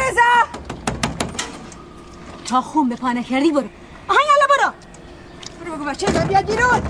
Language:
Persian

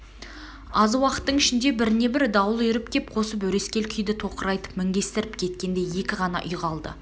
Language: Kazakh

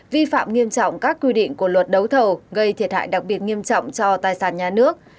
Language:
Vietnamese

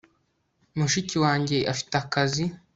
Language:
Kinyarwanda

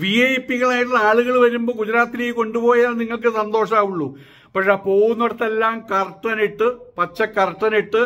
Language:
Malayalam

